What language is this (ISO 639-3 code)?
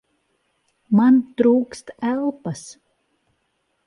lav